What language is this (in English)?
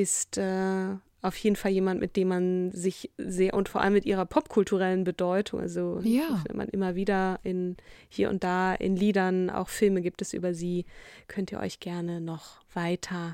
German